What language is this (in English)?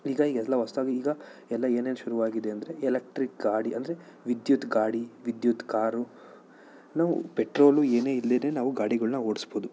Kannada